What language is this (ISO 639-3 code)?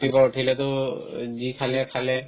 asm